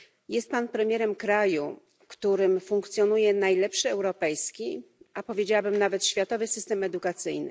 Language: Polish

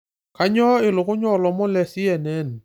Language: Masai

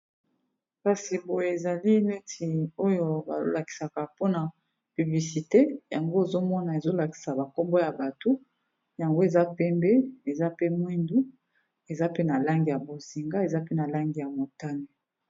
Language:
Lingala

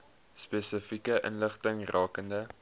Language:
Afrikaans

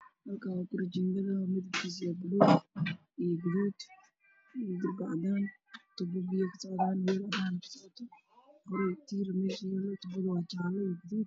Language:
Somali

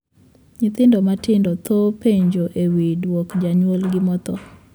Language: Luo (Kenya and Tanzania)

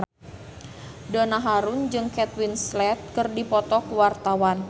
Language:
Sundanese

